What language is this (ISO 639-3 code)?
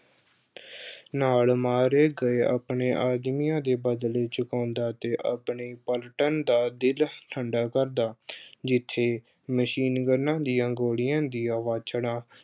pan